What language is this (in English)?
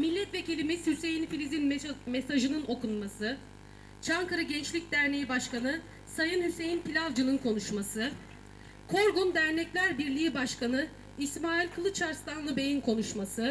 Turkish